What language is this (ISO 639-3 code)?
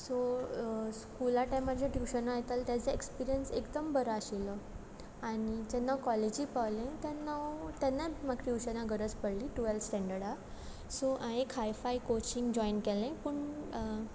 kok